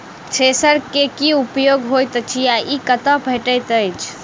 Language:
Maithili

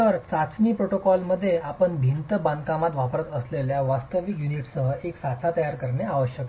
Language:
Marathi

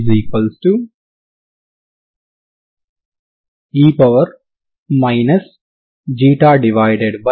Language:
Telugu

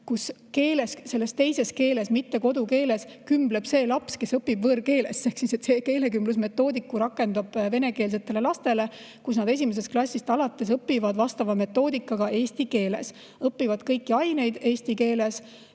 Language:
Estonian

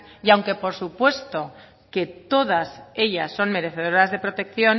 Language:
Spanish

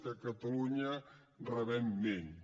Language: Catalan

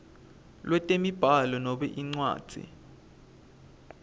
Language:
Swati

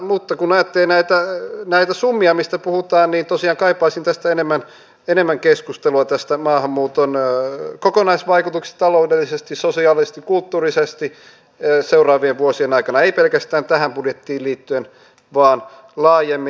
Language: Finnish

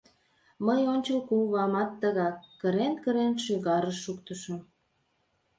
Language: Mari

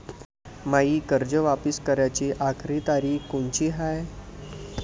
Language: Marathi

